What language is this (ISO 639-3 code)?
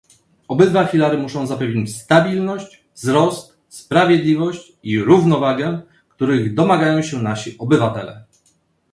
pol